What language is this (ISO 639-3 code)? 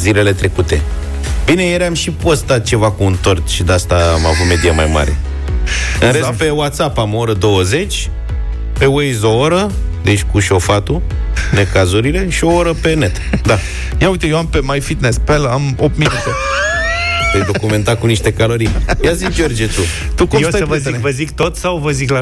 ron